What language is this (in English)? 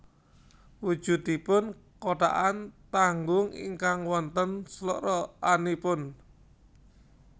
Javanese